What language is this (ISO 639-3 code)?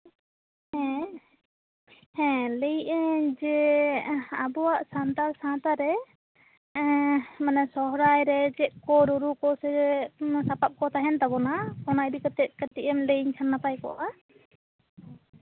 sat